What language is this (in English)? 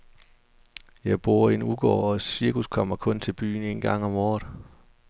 Danish